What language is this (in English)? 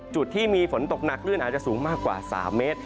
Thai